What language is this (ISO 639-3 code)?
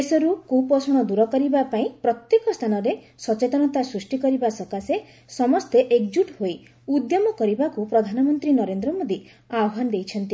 ori